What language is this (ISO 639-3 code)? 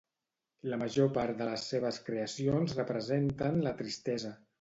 cat